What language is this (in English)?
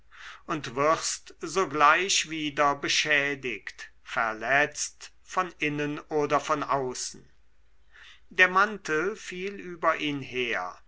German